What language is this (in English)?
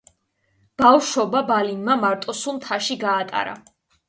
Georgian